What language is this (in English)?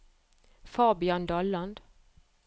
Norwegian